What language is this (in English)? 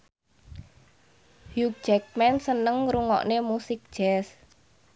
Javanese